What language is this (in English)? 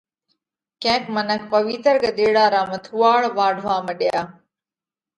Parkari Koli